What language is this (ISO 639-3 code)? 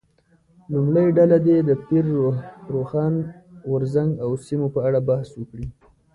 pus